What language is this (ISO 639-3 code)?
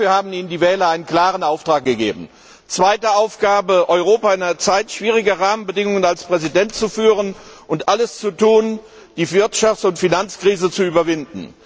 deu